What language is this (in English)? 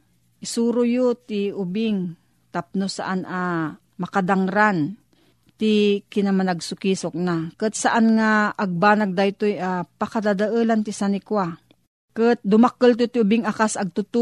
Filipino